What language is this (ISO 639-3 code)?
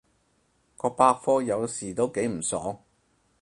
yue